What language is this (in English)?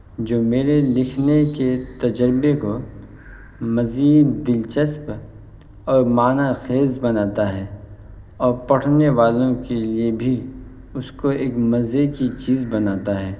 Urdu